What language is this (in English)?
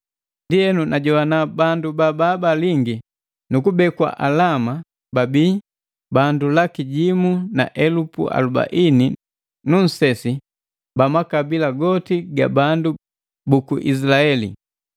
Matengo